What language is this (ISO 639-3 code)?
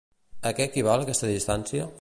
cat